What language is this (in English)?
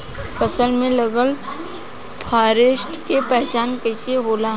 Bhojpuri